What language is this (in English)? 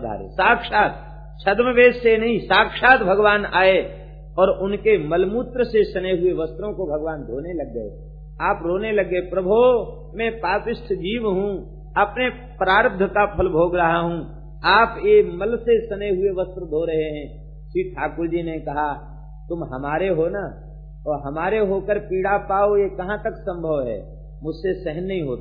Hindi